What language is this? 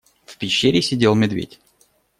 Russian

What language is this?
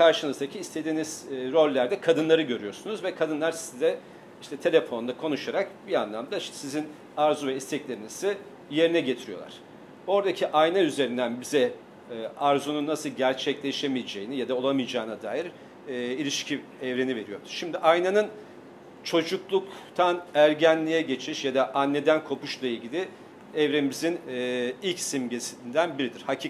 Turkish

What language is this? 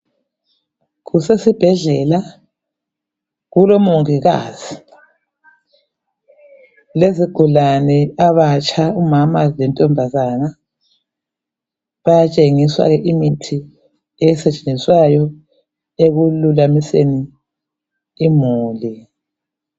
North Ndebele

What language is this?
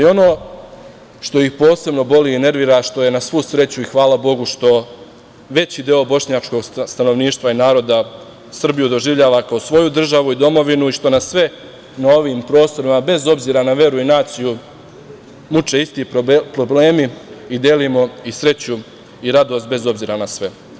Serbian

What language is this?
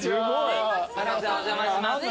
Japanese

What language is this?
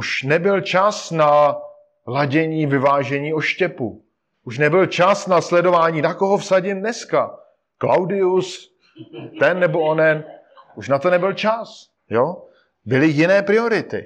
Czech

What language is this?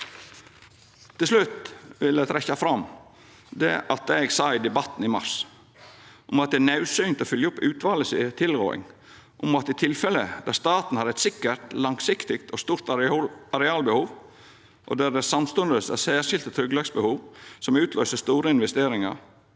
Norwegian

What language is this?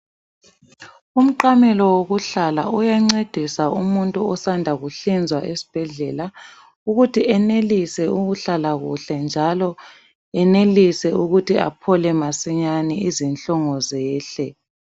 North Ndebele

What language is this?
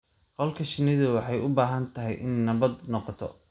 Somali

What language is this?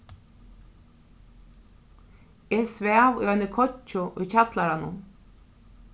Faroese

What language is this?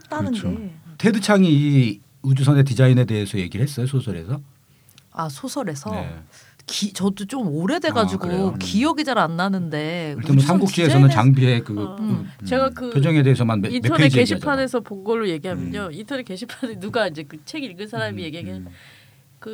Korean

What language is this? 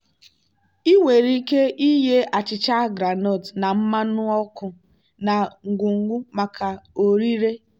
Igbo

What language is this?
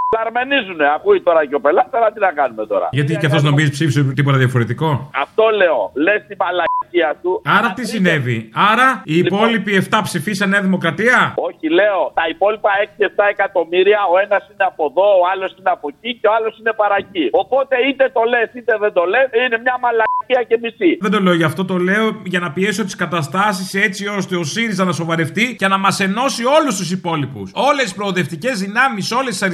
Greek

